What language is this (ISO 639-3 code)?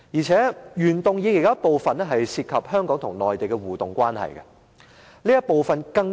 yue